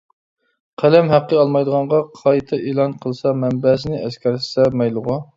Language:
Uyghur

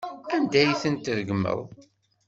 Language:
Kabyle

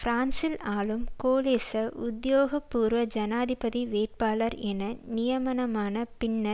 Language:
Tamil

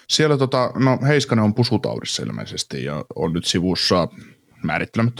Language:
Finnish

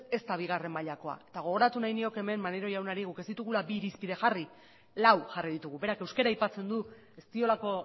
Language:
Basque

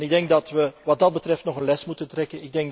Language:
Dutch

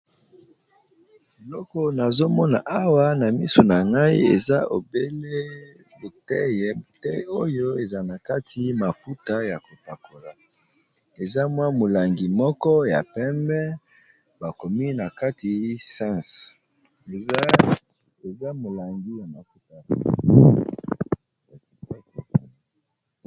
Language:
Lingala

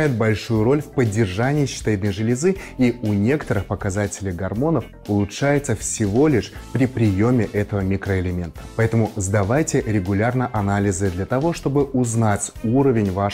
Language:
Russian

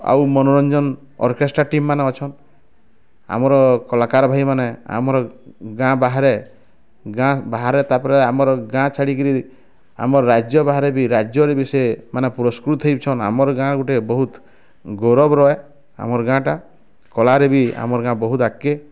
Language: Odia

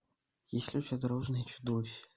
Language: Russian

